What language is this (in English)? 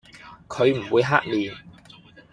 Cantonese